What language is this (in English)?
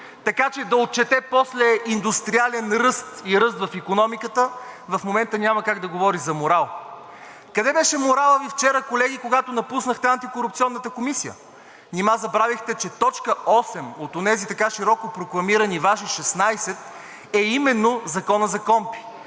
Bulgarian